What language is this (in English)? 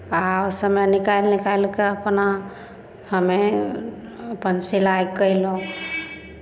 Maithili